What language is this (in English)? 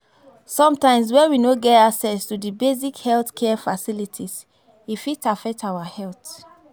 Nigerian Pidgin